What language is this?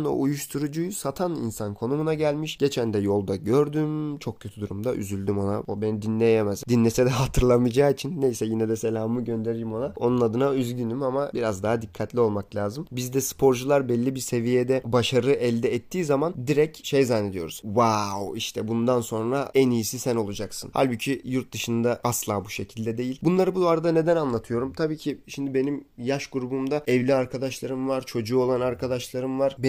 Turkish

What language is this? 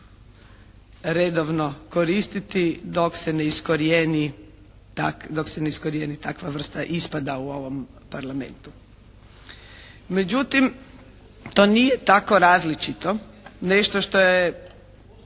Croatian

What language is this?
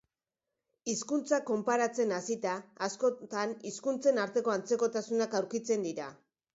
Basque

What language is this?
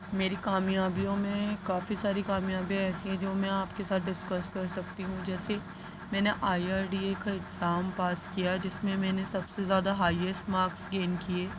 Urdu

